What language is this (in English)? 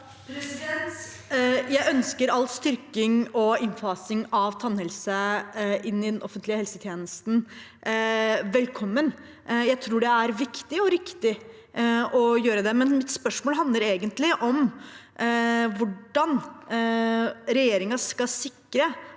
Norwegian